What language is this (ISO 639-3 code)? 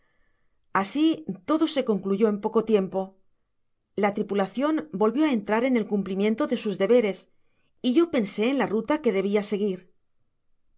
spa